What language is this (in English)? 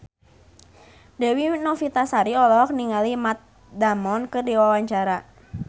Sundanese